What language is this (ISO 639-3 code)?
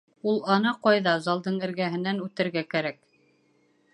bak